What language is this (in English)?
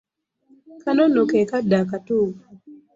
Ganda